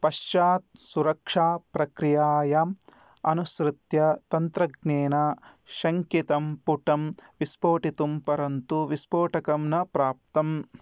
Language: Sanskrit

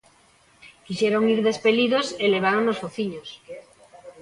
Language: Galician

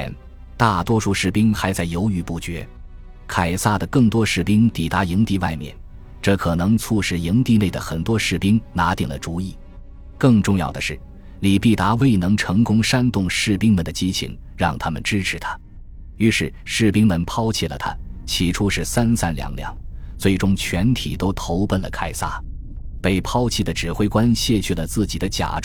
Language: Chinese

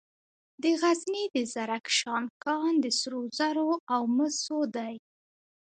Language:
Pashto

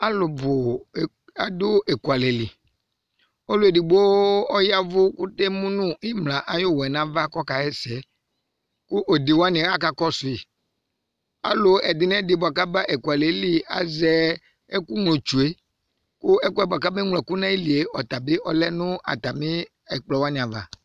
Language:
Ikposo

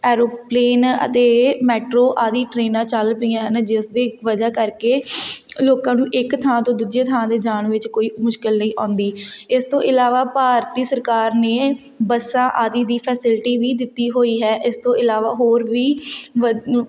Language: Punjabi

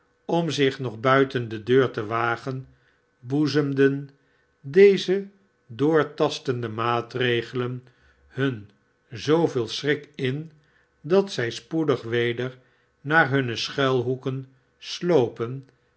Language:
Dutch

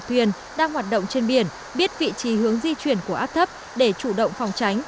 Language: Vietnamese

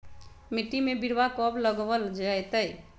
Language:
Magahi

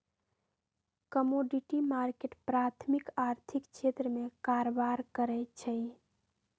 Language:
Magahi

